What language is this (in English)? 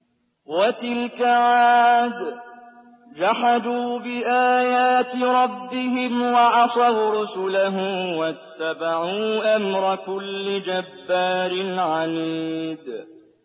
Arabic